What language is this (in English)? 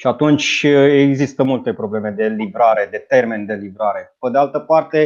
Romanian